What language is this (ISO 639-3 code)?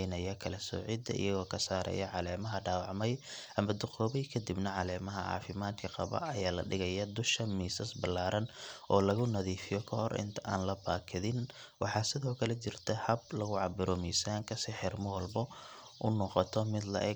som